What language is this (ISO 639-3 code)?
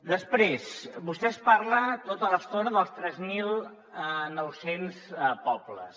cat